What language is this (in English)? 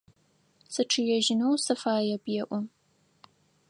Adyghe